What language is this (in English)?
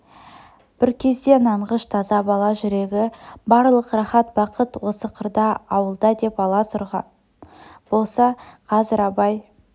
Kazakh